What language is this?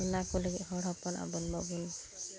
Santali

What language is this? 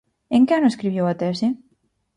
Galician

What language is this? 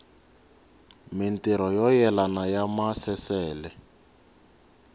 Tsonga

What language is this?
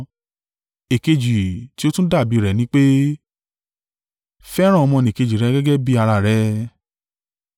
Yoruba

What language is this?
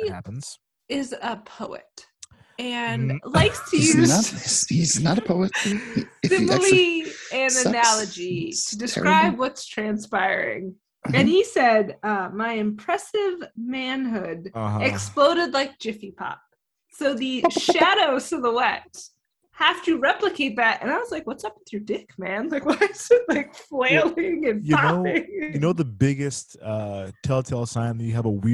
English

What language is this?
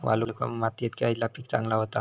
Marathi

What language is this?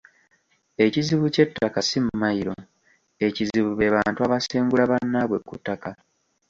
Ganda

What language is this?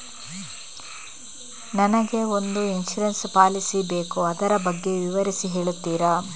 Kannada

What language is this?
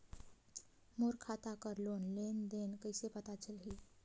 Chhattisgarhi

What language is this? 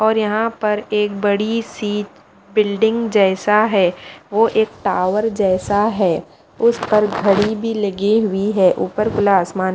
Hindi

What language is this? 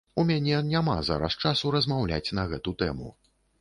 Belarusian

